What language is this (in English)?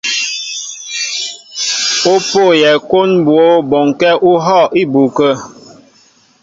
Mbo (Cameroon)